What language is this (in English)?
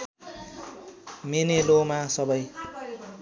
Nepali